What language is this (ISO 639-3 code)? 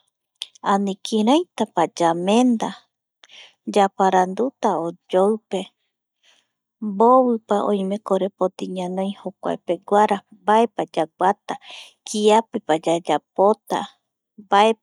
gui